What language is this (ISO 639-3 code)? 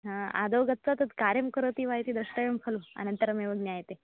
san